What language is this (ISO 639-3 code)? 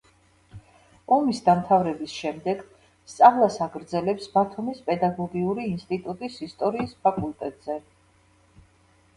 kat